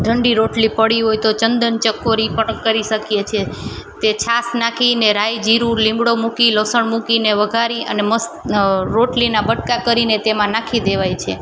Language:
Gujarati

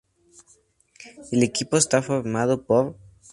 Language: Spanish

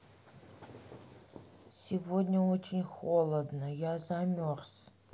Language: Russian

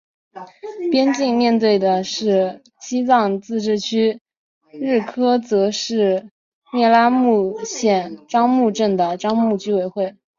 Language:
Chinese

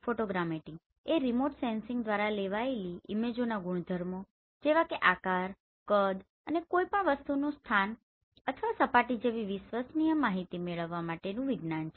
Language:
Gujarati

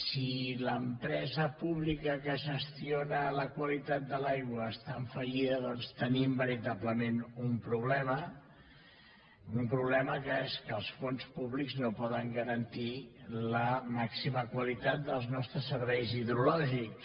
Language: Catalan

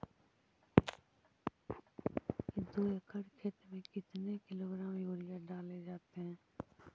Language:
Magahi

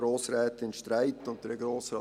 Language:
Swiss German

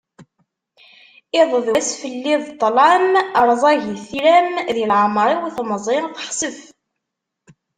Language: Kabyle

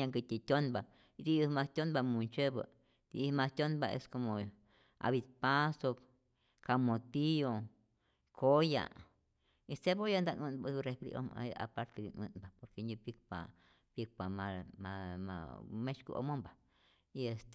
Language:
Rayón Zoque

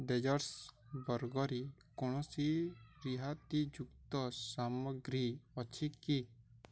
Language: Odia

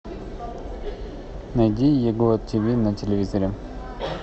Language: Russian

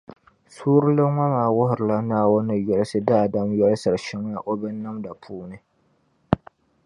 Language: Dagbani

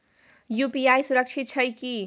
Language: Maithili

